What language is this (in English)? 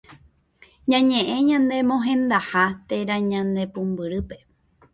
Guarani